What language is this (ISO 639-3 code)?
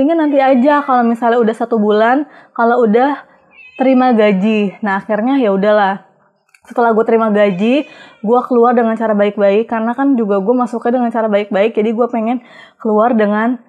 ind